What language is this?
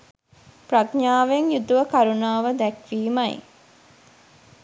Sinhala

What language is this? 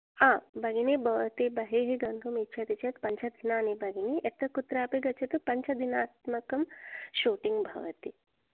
Sanskrit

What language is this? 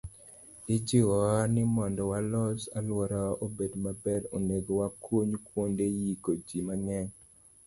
Luo (Kenya and Tanzania)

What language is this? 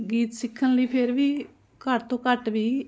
Punjabi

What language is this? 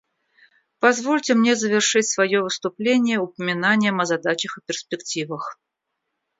Russian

